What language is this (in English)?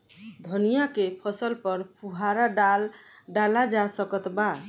Bhojpuri